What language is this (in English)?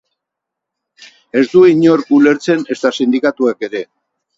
Basque